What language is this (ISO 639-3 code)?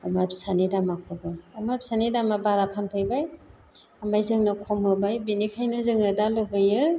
brx